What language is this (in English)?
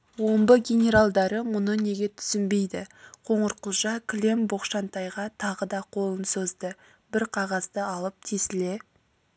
Kazakh